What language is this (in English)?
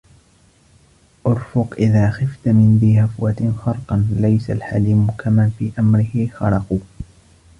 Arabic